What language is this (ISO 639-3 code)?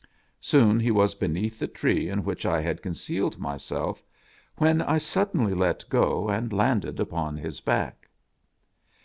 eng